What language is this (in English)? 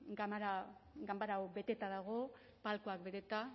Basque